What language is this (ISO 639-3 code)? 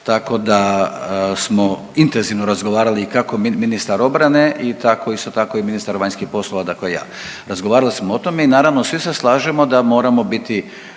hrv